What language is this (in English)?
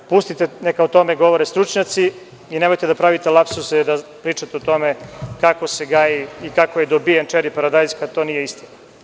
Serbian